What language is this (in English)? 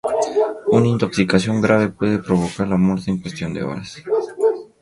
Spanish